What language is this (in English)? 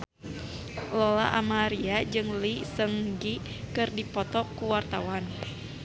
Sundanese